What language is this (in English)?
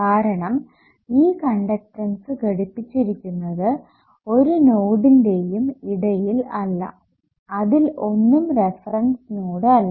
Malayalam